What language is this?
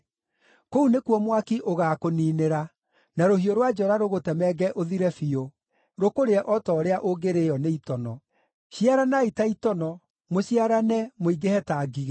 Kikuyu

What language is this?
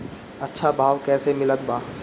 Bhojpuri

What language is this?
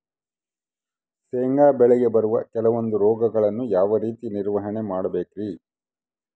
Kannada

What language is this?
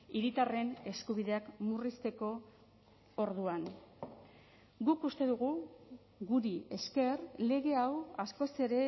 Basque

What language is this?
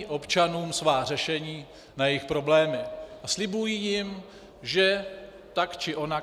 Czech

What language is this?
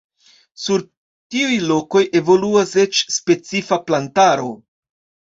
Esperanto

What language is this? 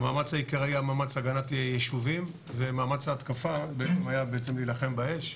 Hebrew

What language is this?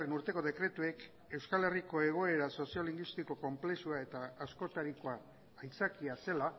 Basque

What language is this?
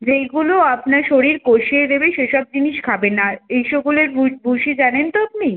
Bangla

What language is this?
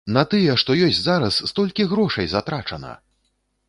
Belarusian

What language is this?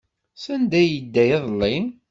Kabyle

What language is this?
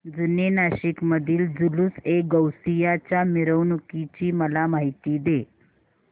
Marathi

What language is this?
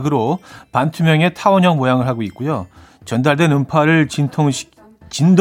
Korean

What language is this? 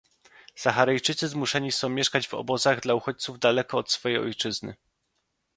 Polish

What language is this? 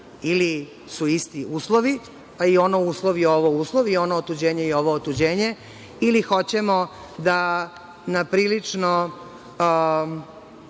Serbian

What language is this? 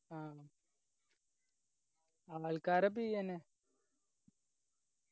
Malayalam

